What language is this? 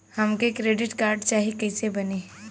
Bhojpuri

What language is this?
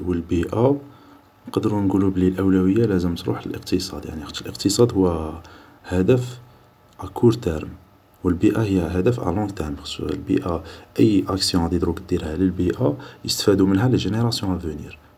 Algerian Arabic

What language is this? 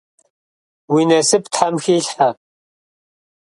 Kabardian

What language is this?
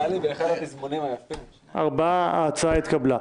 Hebrew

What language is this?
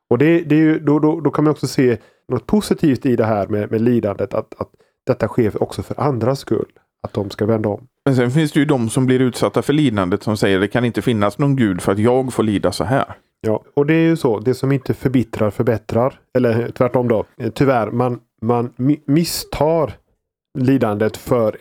Swedish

